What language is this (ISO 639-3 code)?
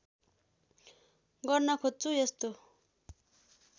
nep